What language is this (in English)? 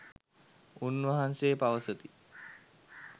Sinhala